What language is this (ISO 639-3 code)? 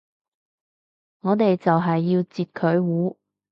yue